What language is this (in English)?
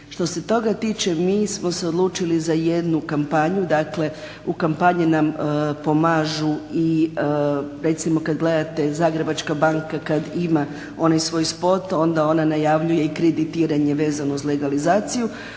Croatian